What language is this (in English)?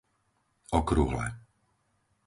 Slovak